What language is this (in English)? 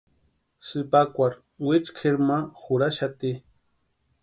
Western Highland Purepecha